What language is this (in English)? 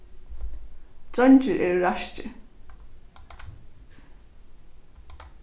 Faroese